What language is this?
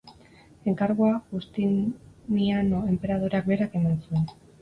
Basque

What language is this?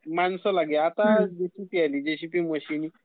Marathi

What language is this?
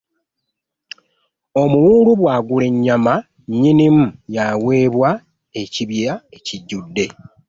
Ganda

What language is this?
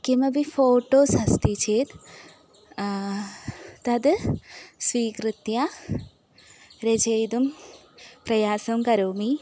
Sanskrit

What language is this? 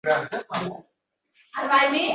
Uzbek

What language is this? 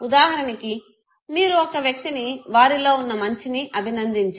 Telugu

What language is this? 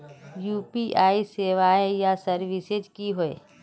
Magahi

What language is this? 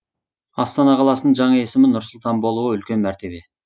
Kazakh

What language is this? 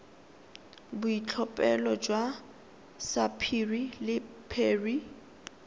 Tswana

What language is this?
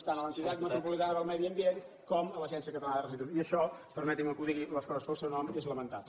Catalan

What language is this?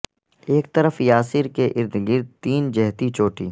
Urdu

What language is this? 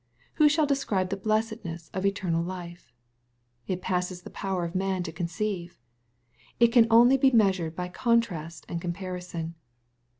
English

